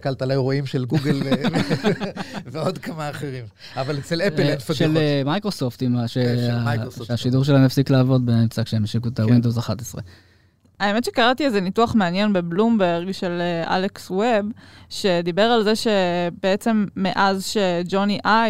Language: Hebrew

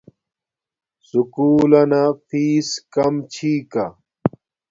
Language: Domaaki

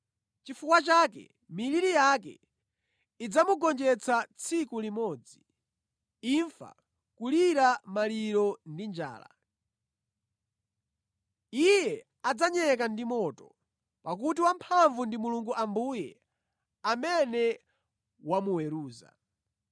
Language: Nyanja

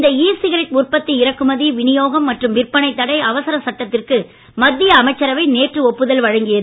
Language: Tamil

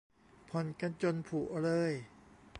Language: Thai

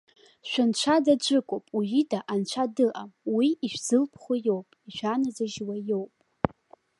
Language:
Abkhazian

